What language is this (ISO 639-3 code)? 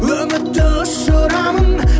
kaz